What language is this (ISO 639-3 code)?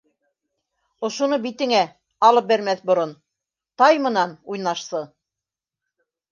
bak